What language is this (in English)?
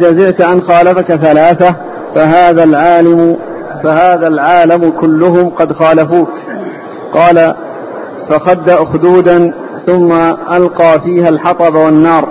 Arabic